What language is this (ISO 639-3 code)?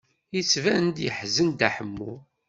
kab